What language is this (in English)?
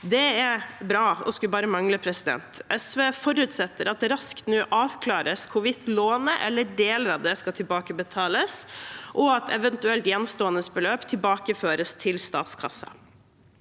Norwegian